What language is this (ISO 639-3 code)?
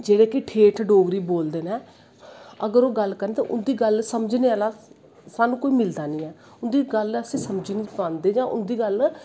doi